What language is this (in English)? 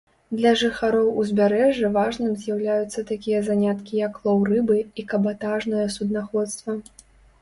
Belarusian